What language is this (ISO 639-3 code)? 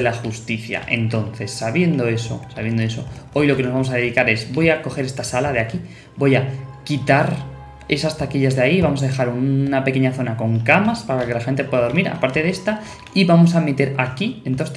spa